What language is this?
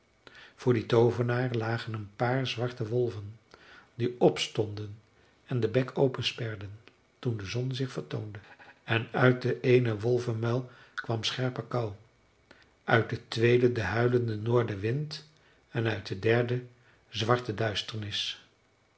Dutch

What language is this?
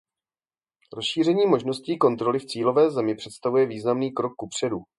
Czech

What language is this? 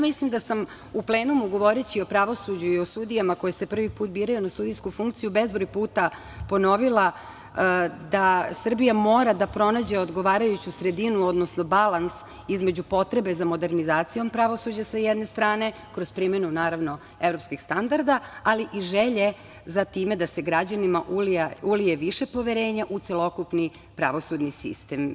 Serbian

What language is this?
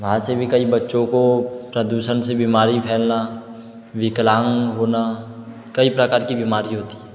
Hindi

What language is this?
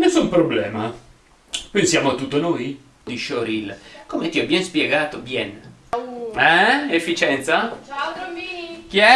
Italian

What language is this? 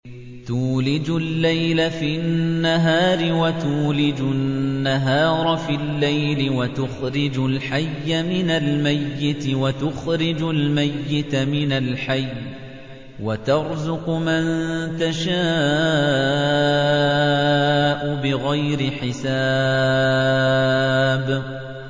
Arabic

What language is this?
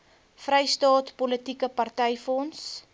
Afrikaans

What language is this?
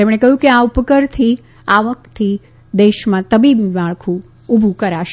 Gujarati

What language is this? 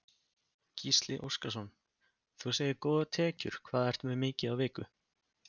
Icelandic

